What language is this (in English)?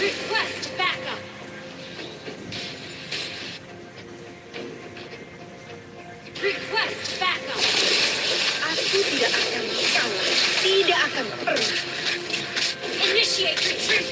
Indonesian